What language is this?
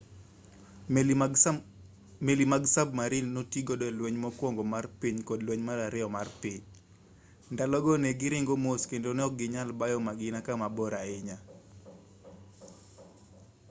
Luo (Kenya and Tanzania)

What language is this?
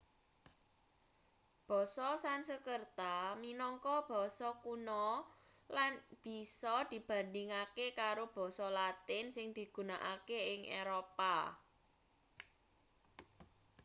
Javanese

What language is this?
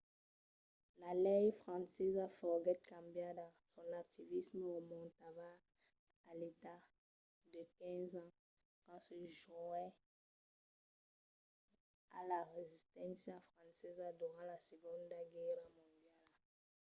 Occitan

